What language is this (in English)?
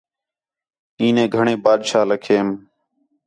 Khetrani